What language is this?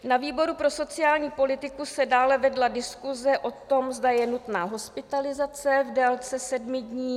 Czech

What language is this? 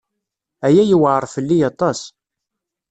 Kabyle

